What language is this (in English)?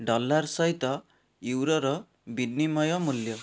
Odia